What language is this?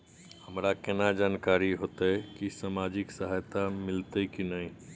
Maithili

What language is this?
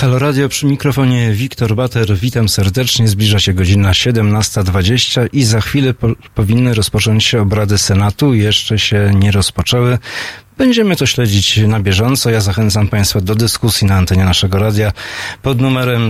Polish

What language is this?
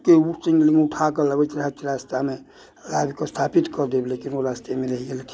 Maithili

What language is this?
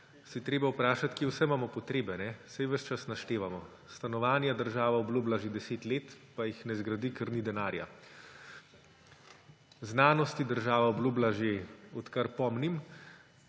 Slovenian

